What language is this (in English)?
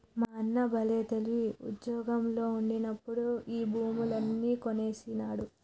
Telugu